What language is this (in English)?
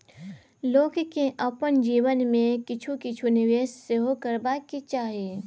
Maithili